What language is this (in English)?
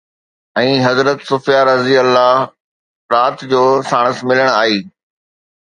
Sindhi